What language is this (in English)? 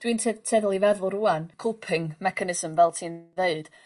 Welsh